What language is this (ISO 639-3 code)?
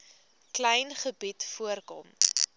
afr